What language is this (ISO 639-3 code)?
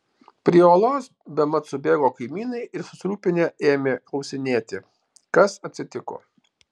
lit